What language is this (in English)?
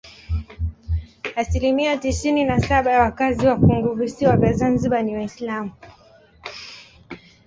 Swahili